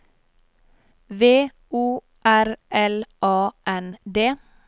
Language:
Norwegian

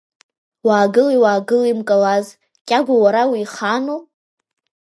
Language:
Abkhazian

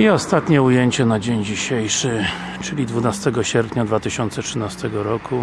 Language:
Polish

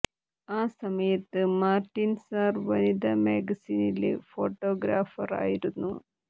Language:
Malayalam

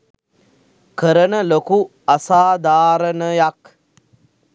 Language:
Sinhala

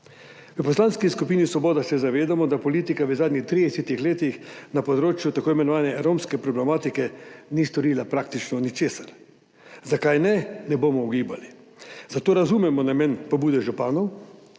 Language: Slovenian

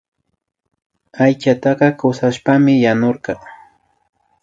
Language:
Imbabura Highland Quichua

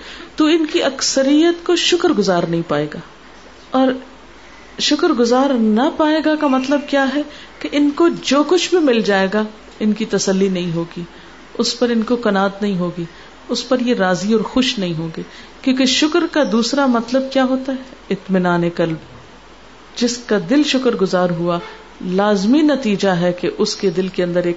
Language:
Urdu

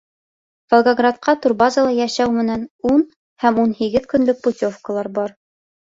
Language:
Bashkir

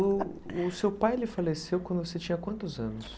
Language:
Portuguese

